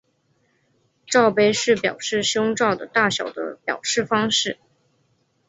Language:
Chinese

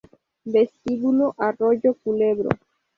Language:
Spanish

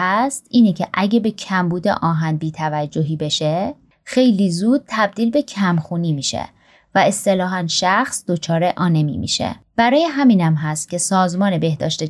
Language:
Persian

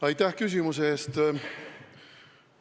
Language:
Estonian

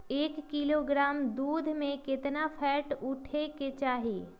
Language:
Magahi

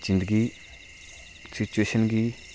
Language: Dogri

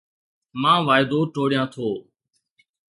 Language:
Sindhi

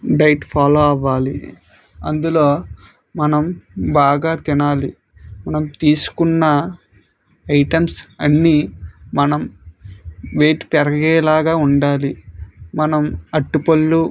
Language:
Telugu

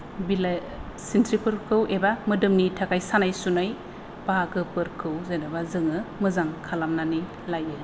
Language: Bodo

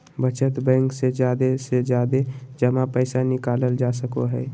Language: Magahi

